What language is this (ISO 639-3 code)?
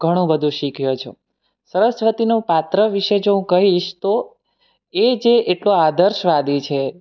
guj